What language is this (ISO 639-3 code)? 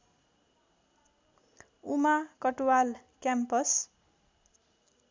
nep